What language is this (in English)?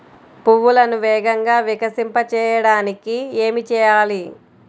Telugu